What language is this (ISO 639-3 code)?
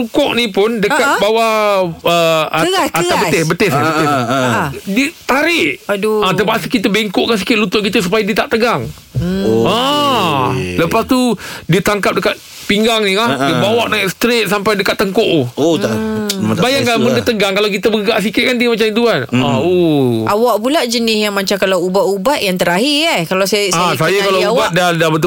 msa